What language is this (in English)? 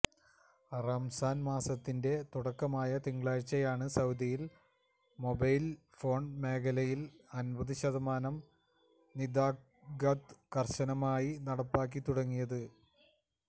Malayalam